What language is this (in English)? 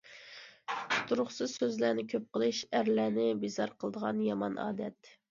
Uyghur